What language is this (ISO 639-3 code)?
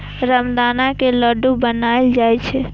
mai